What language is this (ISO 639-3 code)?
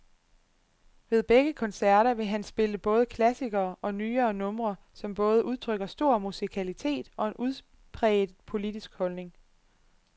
dan